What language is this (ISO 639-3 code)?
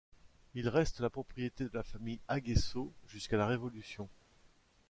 fra